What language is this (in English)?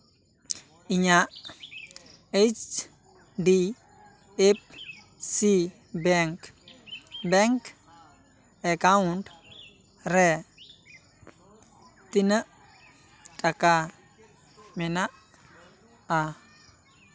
Santali